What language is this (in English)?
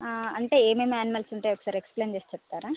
Telugu